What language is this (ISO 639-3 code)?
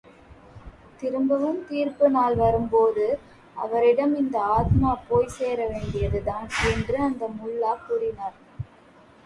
tam